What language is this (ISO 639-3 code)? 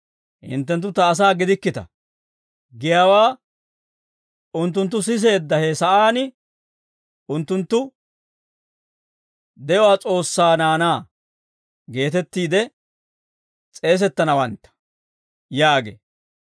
dwr